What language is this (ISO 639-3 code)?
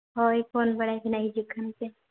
sat